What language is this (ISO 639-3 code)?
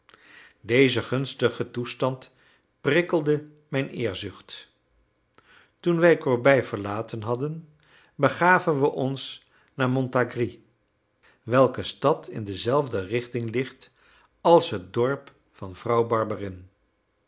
nld